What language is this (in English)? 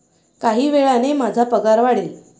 Marathi